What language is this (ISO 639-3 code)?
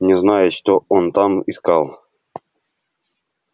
rus